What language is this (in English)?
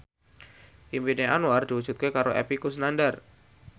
Javanese